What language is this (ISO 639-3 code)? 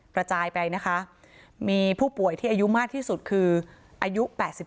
tha